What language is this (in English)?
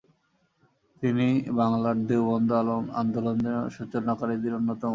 Bangla